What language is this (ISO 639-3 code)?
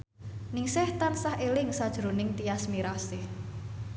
jav